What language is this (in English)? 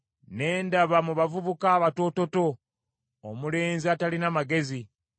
Ganda